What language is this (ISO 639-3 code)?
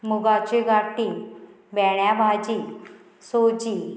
kok